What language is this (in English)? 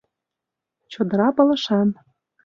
Mari